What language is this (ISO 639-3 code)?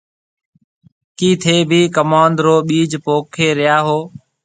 mve